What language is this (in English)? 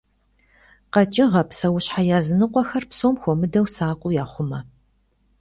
Kabardian